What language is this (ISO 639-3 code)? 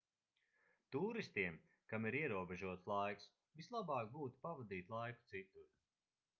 lav